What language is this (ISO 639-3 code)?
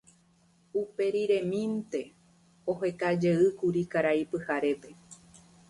grn